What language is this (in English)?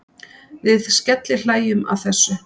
Icelandic